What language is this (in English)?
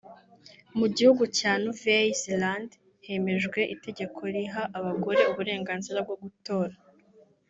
Kinyarwanda